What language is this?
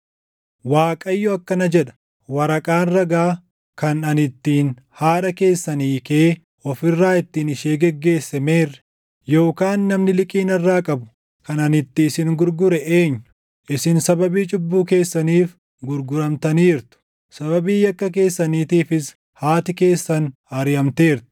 Oromo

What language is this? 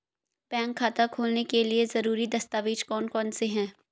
Hindi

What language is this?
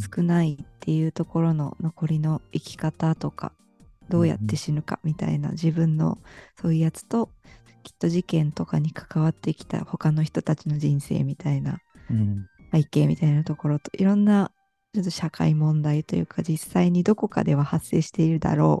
Japanese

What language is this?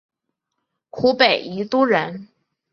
Chinese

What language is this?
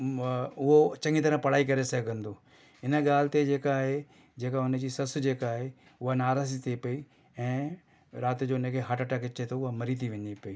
Sindhi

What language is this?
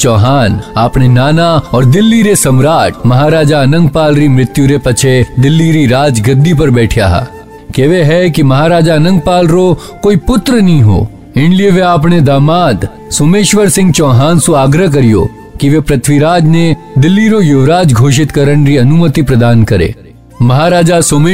Hindi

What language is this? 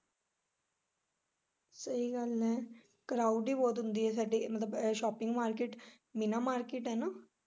Punjabi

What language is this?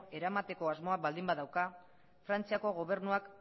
Basque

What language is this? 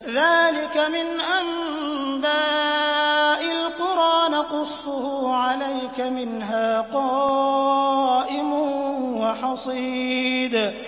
Arabic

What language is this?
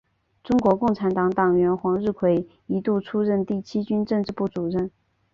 Chinese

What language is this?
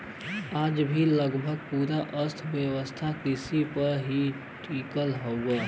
Bhojpuri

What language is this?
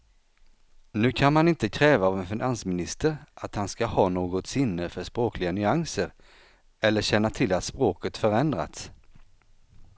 Swedish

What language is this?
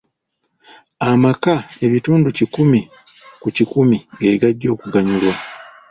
Ganda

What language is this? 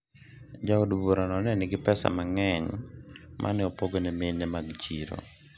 Luo (Kenya and Tanzania)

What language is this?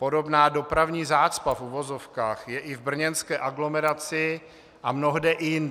Czech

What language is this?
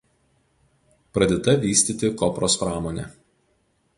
Lithuanian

